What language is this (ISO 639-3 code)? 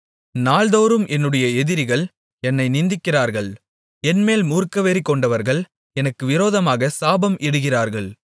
tam